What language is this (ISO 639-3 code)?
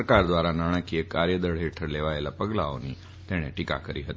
guj